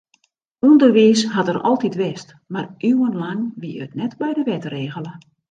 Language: Western Frisian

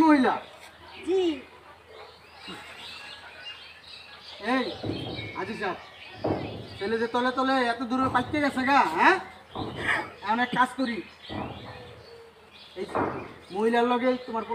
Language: Arabic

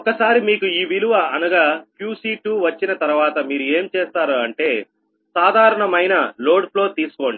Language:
Telugu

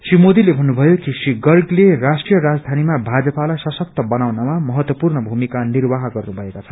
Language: Nepali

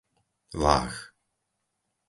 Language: Slovak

